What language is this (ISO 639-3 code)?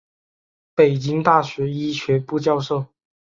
zho